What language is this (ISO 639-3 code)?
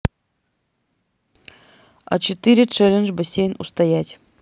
rus